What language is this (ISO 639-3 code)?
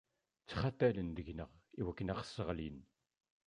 kab